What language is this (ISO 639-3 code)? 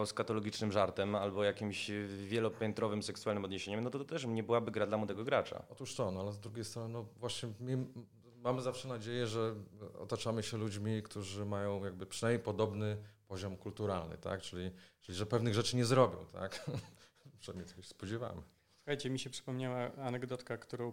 pol